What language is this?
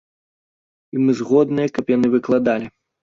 Belarusian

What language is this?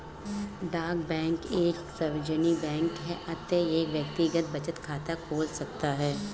Hindi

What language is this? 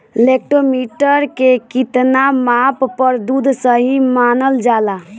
Bhojpuri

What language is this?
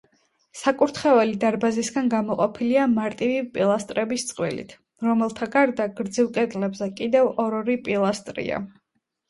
Georgian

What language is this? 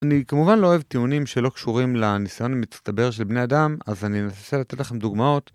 Hebrew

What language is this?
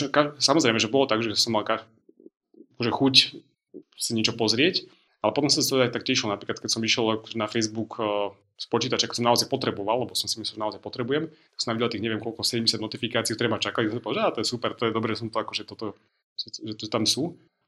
Slovak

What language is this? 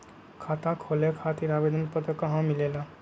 Magahi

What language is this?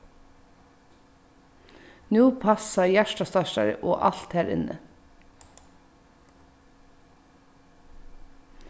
Faroese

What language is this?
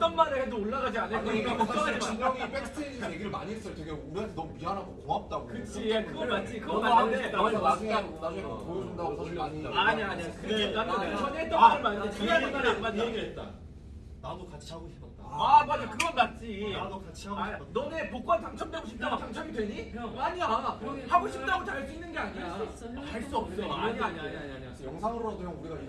Korean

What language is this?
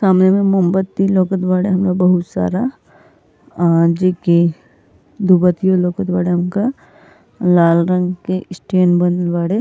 Bhojpuri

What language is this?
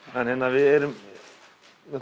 Icelandic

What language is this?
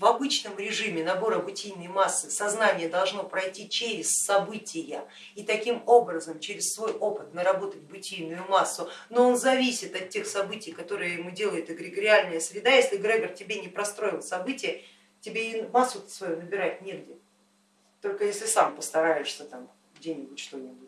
Russian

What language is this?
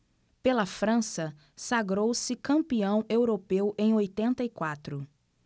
Portuguese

